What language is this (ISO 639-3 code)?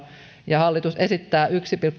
fin